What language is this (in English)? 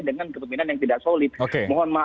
Indonesian